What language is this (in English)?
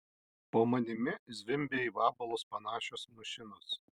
Lithuanian